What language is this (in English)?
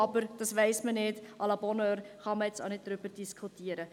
Swiss German